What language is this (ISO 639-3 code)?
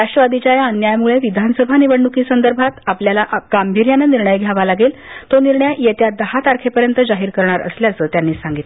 mar